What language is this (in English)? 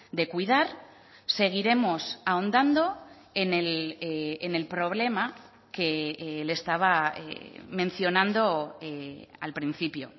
Spanish